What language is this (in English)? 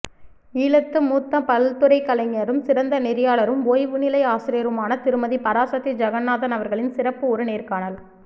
Tamil